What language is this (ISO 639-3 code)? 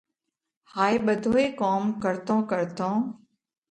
kvx